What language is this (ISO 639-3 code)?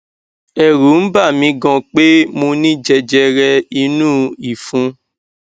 yor